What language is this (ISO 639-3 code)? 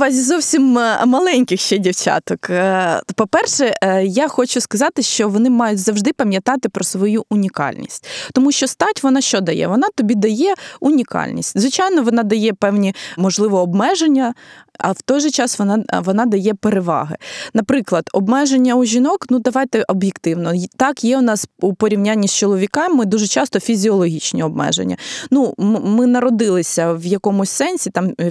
ukr